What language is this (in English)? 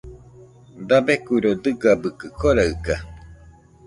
Nüpode Huitoto